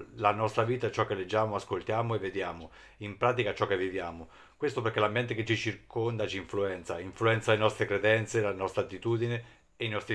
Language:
Italian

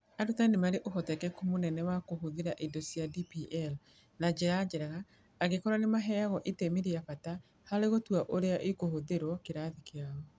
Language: Kikuyu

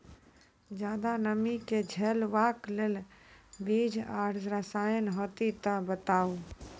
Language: Maithili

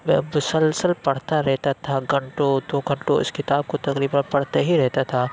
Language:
Urdu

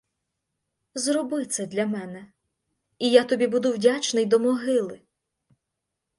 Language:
Ukrainian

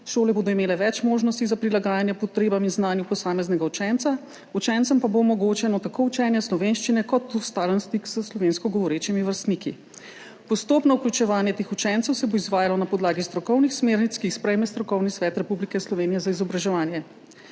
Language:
Slovenian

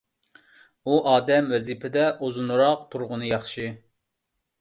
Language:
Uyghur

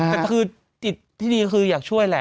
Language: Thai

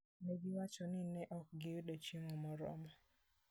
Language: Luo (Kenya and Tanzania)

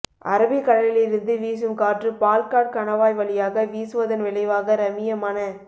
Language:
Tamil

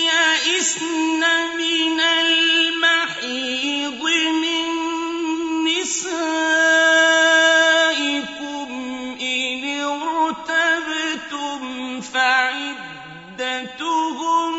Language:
Arabic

